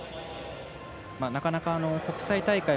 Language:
Japanese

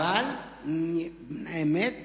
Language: Hebrew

